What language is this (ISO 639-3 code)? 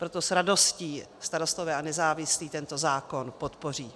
ces